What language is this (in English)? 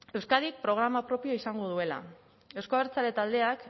Basque